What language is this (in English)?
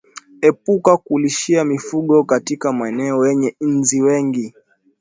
Swahili